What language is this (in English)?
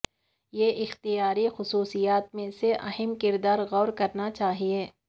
Urdu